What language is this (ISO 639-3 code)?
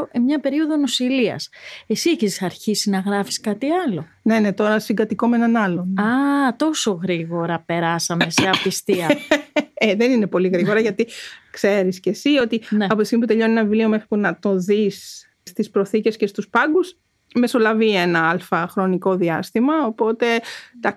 ell